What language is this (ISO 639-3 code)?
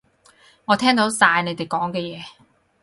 yue